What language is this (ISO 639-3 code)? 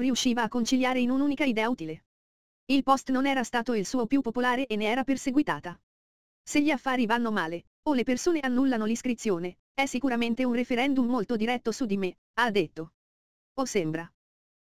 ita